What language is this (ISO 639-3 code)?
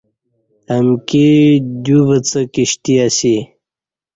bsh